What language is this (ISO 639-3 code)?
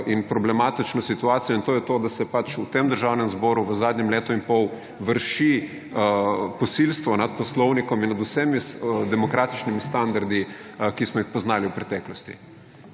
slv